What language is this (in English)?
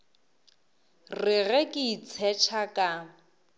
Northern Sotho